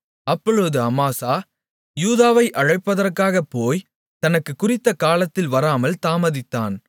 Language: Tamil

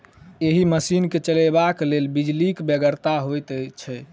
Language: Maithili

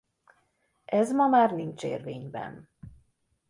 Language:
Hungarian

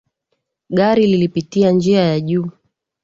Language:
Swahili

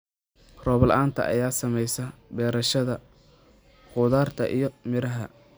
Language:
Somali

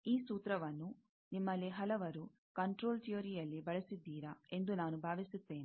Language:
Kannada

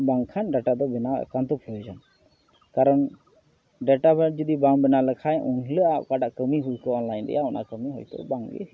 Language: Santali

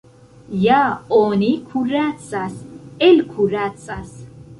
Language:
Esperanto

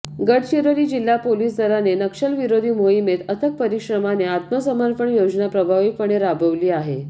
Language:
Marathi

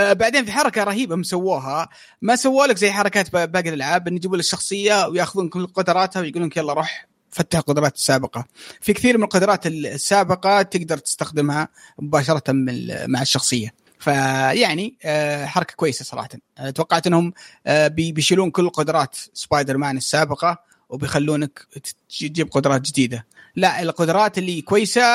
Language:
Arabic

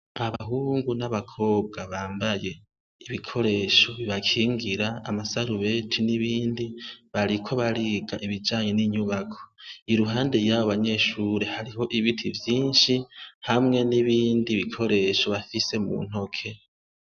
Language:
Rundi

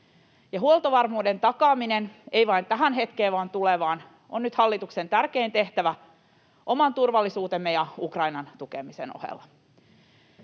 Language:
Finnish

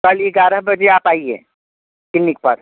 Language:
Hindi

